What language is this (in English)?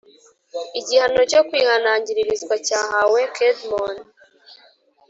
Kinyarwanda